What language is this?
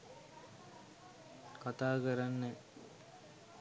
Sinhala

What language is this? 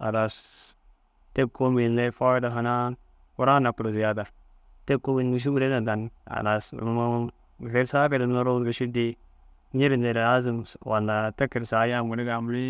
Dazaga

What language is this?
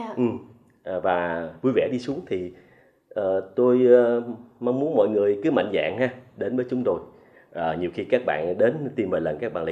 Vietnamese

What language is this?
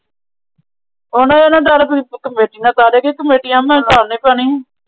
Punjabi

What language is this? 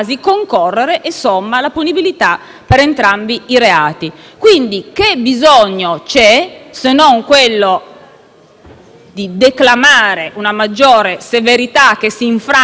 Italian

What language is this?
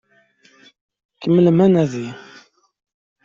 Kabyle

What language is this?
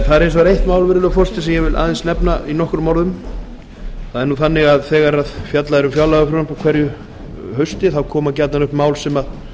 Icelandic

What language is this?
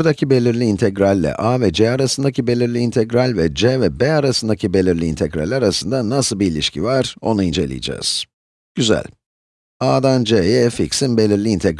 Turkish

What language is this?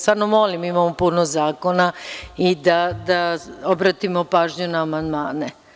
Serbian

